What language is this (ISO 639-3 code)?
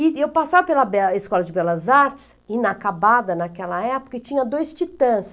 por